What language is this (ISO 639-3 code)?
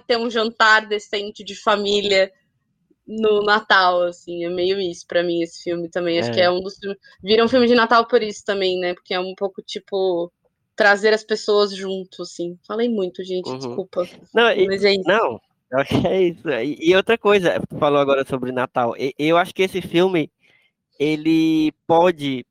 por